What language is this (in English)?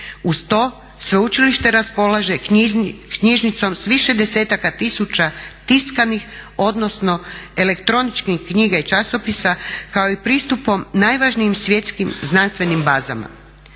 Croatian